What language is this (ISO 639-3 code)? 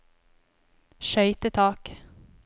nor